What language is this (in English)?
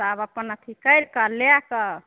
Maithili